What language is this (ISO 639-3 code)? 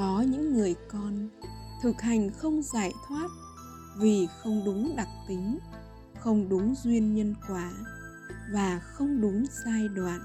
vie